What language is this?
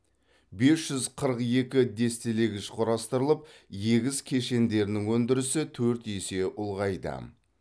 Kazakh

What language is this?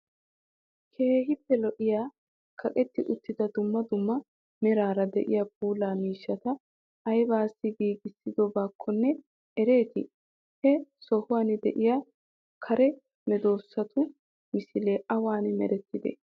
Wolaytta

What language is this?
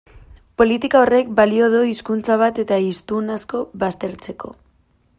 Basque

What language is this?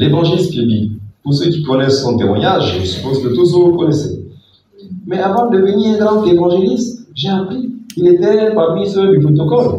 French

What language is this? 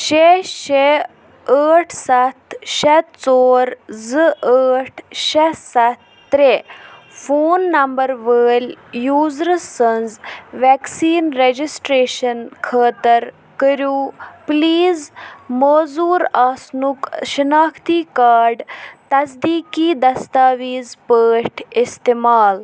Kashmiri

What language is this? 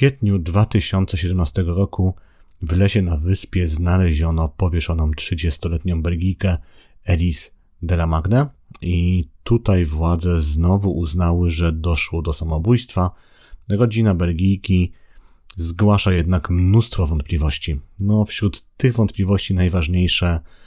Polish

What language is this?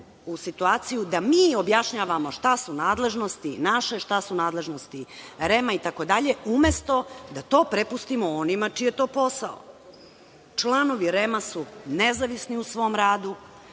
Serbian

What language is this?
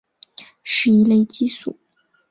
Chinese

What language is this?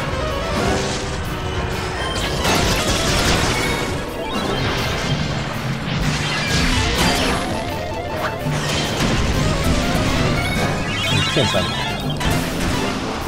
Japanese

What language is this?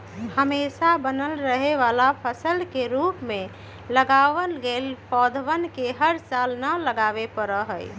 Magahi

